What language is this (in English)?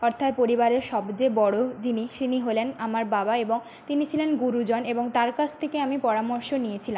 Bangla